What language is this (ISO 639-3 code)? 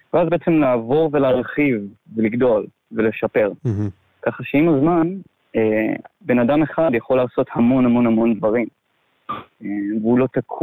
heb